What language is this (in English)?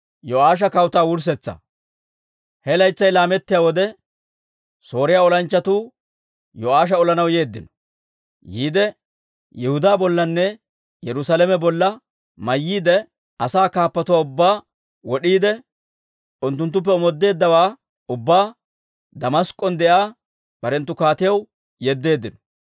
Dawro